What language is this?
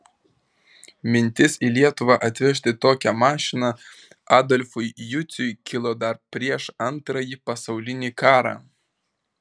Lithuanian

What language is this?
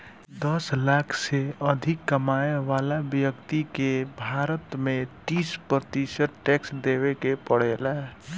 Bhojpuri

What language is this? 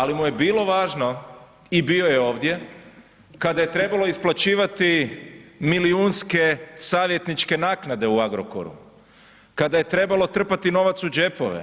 Croatian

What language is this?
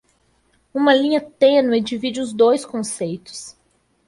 Portuguese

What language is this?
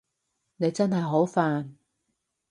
Cantonese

